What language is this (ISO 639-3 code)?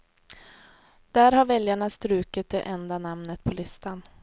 swe